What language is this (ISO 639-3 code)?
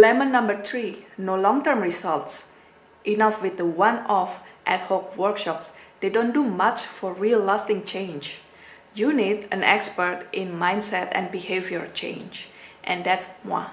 eng